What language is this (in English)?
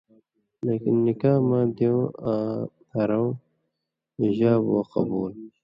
Indus Kohistani